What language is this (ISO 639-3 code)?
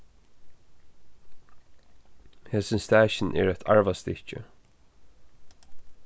fao